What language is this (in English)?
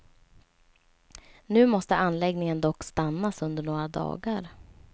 Swedish